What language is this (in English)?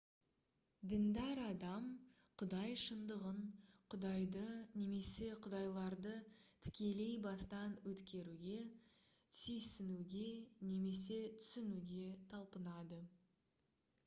Kazakh